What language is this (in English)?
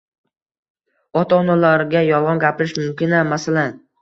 Uzbek